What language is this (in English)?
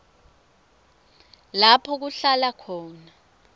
Swati